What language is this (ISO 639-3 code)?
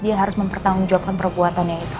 ind